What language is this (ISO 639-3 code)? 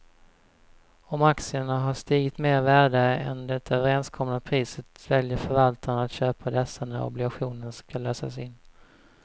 swe